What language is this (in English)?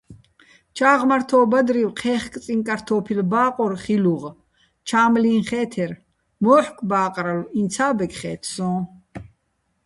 Bats